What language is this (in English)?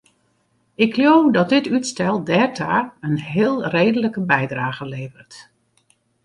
Western Frisian